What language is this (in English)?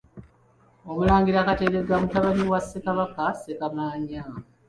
Ganda